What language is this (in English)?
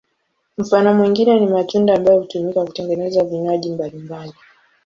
Swahili